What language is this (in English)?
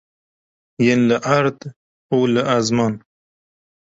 Kurdish